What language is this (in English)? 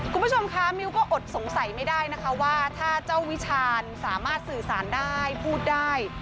Thai